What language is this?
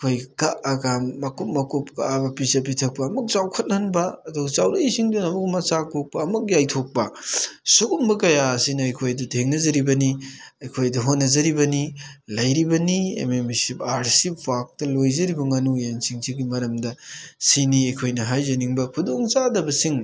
Manipuri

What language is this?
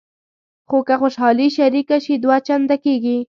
Pashto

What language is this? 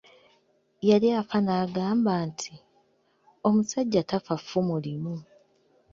Ganda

